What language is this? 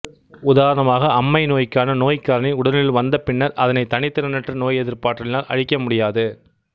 Tamil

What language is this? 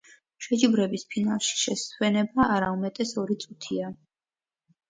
Georgian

